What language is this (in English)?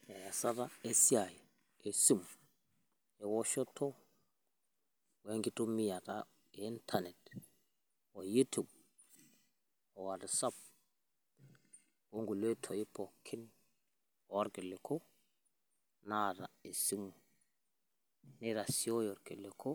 Masai